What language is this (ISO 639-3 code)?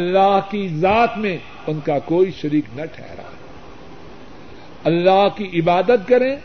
urd